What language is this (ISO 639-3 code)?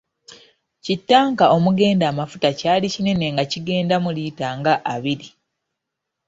lug